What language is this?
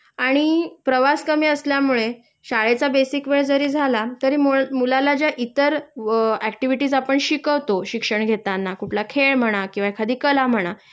Marathi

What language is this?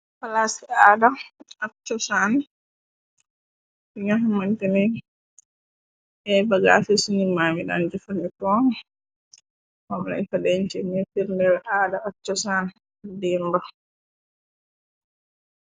Wolof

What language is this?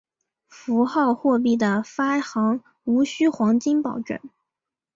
Chinese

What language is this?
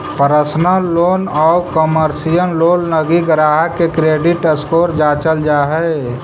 Magahi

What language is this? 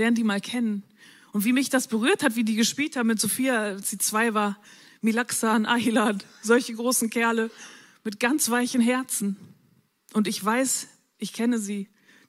German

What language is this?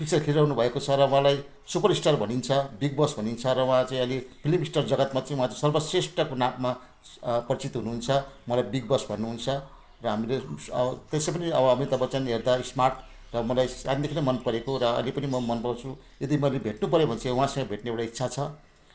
Nepali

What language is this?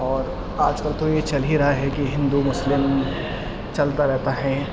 Urdu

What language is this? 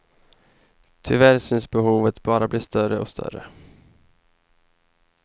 Swedish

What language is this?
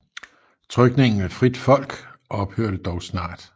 Danish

